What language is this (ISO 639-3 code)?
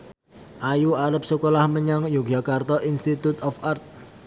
jav